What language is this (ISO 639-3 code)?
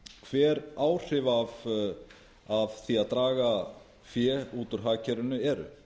isl